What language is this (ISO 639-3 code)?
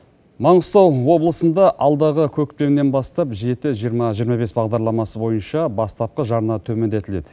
kaz